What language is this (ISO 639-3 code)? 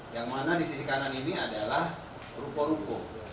ind